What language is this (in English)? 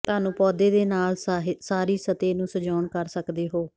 Punjabi